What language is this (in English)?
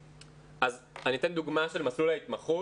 Hebrew